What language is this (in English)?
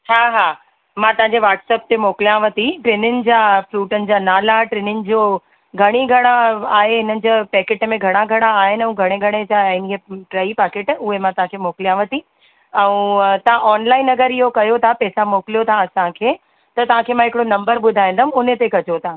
Sindhi